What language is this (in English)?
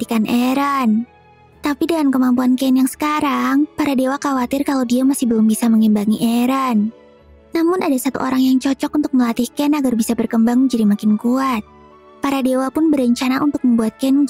Indonesian